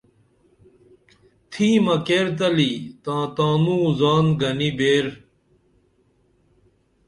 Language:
Dameli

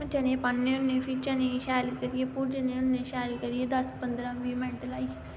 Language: Dogri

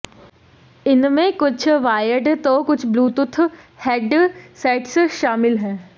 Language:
Hindi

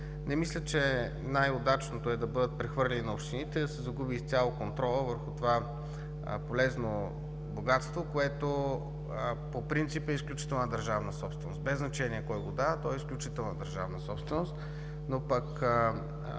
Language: Bulgarian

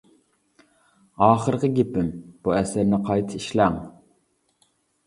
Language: Uyghur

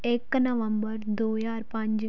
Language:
Punjabi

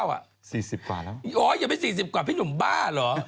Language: Thai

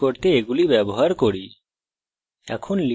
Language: Bangla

